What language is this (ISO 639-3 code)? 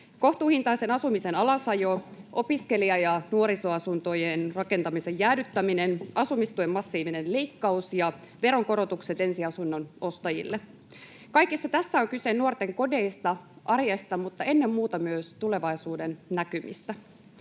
fin